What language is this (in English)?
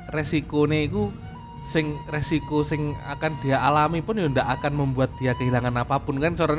Indonesian